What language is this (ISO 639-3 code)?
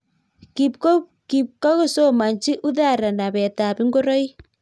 kln